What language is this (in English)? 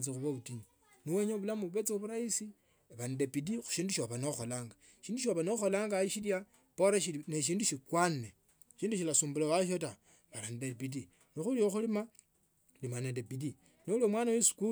Tsotso